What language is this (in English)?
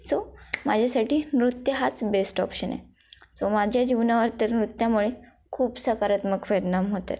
Marathi